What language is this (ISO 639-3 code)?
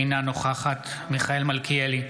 heb